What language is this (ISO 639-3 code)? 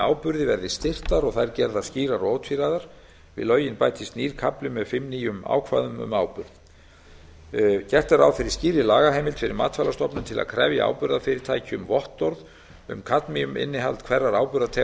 isl